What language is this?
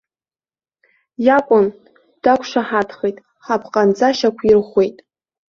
Abkhazian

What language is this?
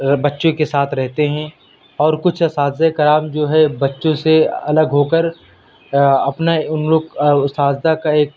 Urdu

